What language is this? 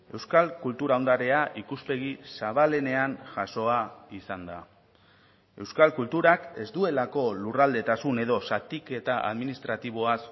Basque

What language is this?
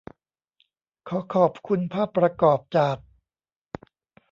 Thai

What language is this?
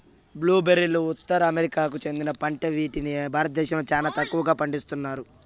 Telugu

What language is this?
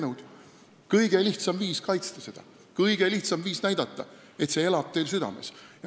Estonian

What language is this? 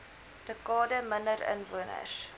Afrikaans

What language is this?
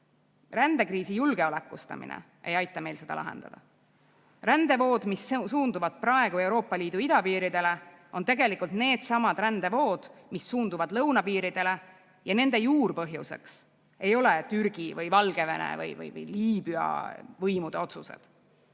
Estonian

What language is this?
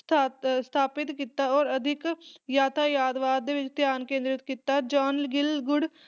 Punjabi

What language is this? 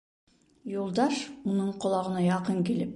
Bashkir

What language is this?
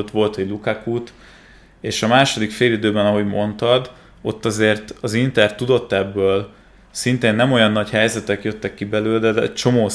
Hungarian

